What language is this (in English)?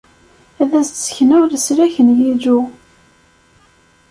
Kabyle